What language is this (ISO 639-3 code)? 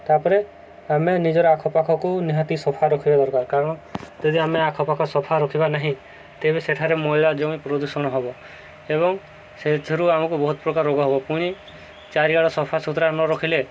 ori